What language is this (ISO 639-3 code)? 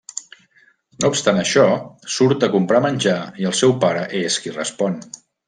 cat